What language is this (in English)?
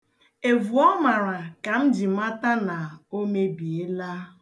Igbo